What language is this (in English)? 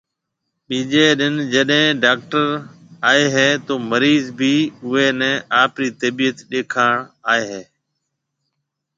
Marwari (Pakistan)